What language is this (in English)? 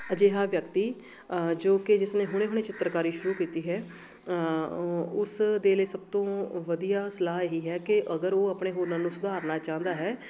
Punjabi